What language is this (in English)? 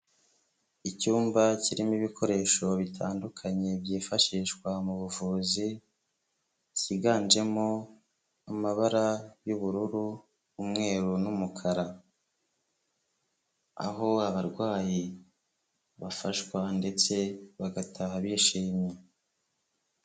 Kinyarwanda